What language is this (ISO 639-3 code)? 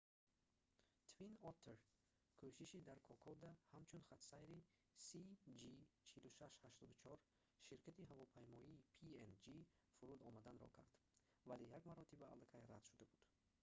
tgk